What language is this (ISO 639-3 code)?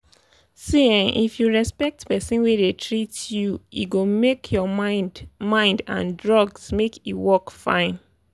pcm